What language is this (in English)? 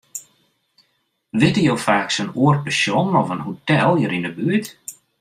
Western Frisian